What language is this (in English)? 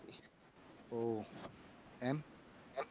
Gujarati